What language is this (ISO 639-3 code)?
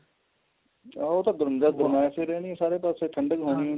pan